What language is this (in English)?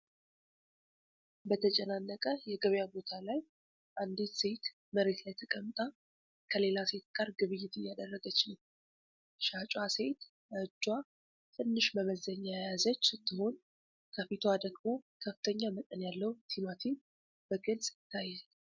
Amharic